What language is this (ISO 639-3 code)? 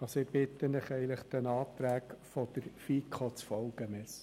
gsw